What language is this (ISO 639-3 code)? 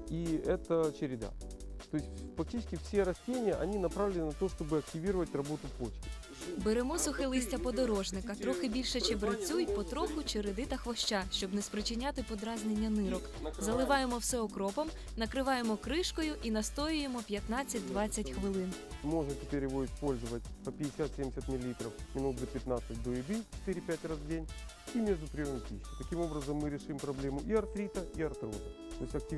rus